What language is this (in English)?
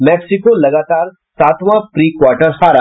Hindi